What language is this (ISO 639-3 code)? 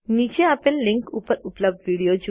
guj